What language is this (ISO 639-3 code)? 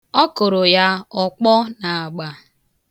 ibo